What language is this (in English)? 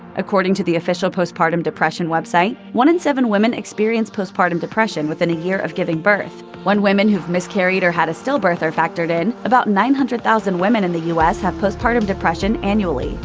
English